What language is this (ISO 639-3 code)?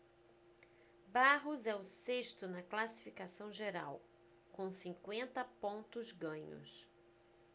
por